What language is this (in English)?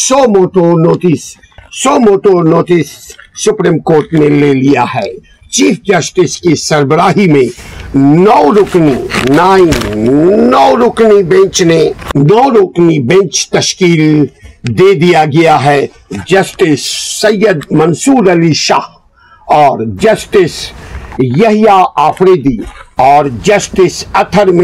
Urdu